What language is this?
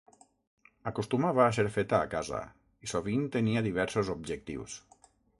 Catalan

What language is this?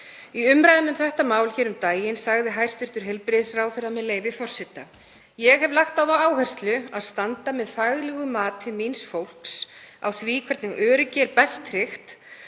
Icelandic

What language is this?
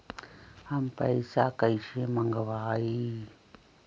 Magahi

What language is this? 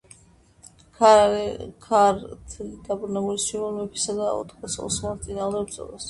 Georgian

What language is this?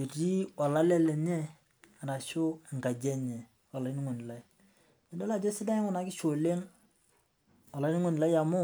Masai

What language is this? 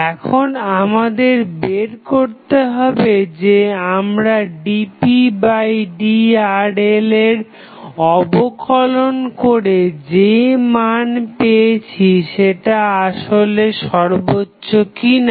Bangla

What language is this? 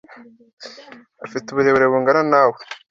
Kinyarwanda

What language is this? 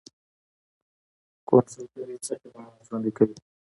Pashto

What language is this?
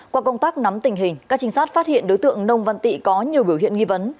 Vietnamese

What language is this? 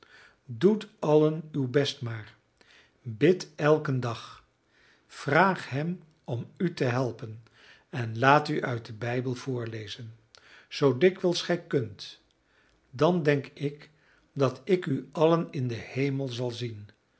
Dutch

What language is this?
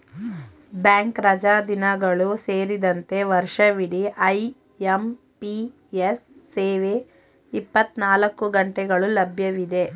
Kannada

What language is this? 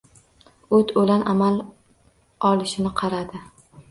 Uzbek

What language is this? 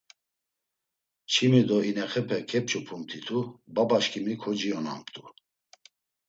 Laz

